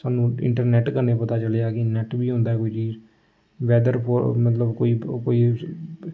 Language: Dogri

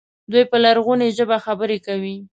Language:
Pashto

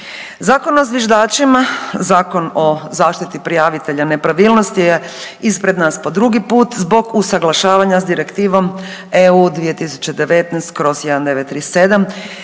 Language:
Croatian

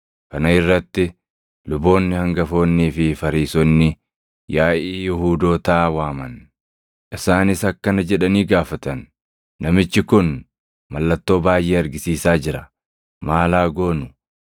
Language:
Oromo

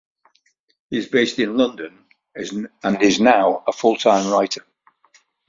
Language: English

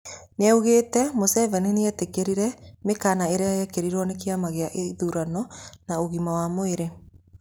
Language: Kikuyu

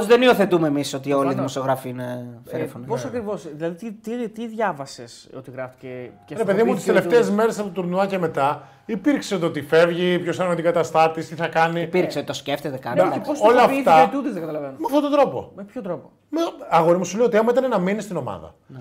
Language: Greek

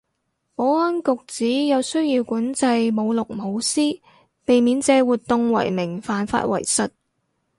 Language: Cantonese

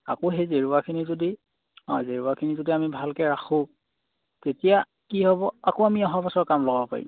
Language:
Assamese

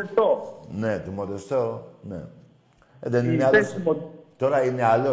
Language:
Greek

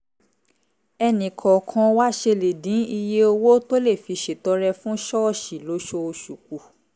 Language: Yoruba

